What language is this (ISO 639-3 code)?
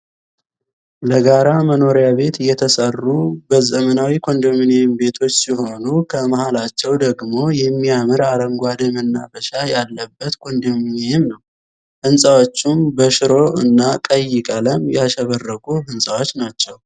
amh